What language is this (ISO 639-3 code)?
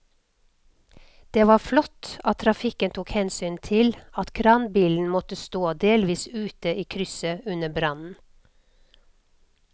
nor